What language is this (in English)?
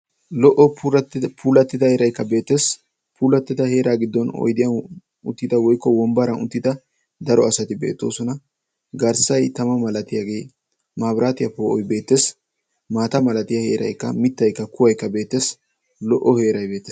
Wolaytta